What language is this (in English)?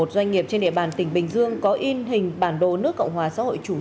Vietnamese